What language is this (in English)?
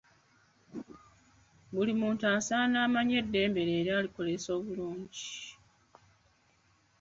Ganda